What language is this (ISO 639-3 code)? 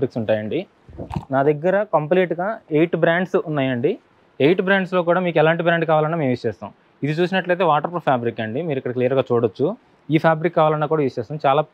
tel